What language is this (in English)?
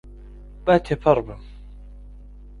Central Kurdish